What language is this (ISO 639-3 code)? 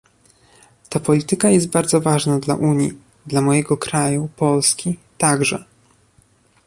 pol